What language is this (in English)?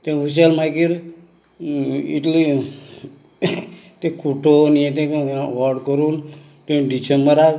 Konkani